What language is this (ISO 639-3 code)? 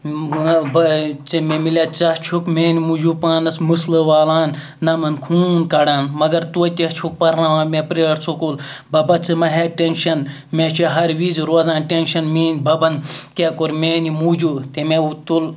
kas